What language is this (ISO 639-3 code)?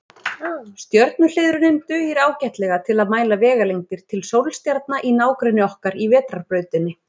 isl